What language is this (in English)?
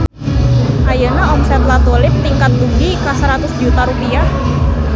Sundanese